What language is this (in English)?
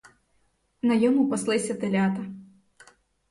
Ukrainian